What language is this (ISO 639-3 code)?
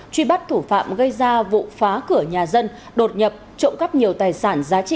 vie